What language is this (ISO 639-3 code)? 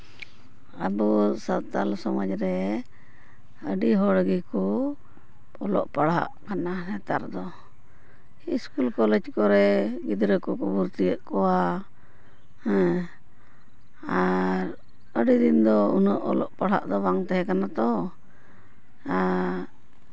sat